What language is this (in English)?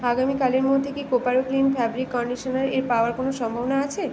Bangla